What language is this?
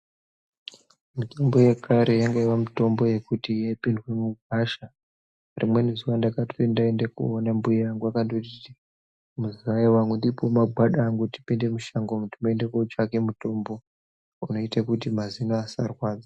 Ndau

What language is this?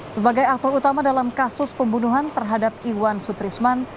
Indonesian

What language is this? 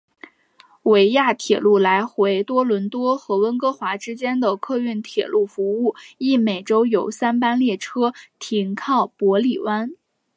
Chinese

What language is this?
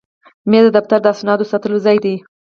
Pashto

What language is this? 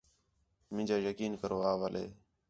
Khetrani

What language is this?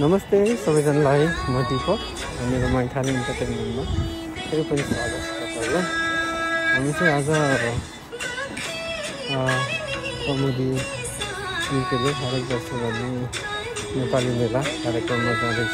Hindi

